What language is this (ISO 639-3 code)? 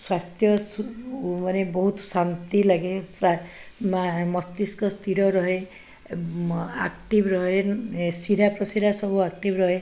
ori